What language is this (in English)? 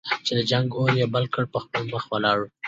Pashto